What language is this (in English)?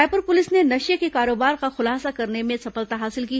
Hindi